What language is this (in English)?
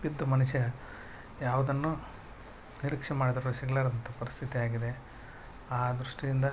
Kannada